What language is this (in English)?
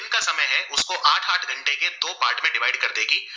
Gujarati